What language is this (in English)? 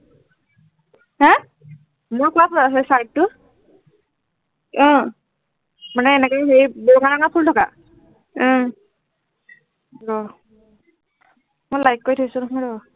Assamese